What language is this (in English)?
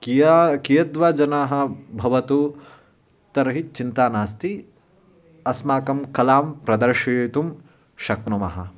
Sanskrit